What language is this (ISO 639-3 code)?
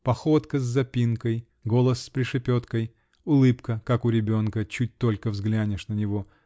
rus